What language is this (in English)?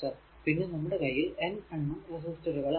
Malayalam